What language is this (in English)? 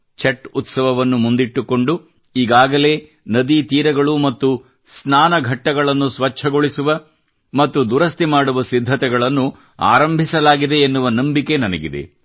Kannada